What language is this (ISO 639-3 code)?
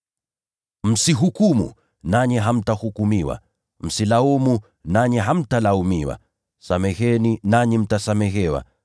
swa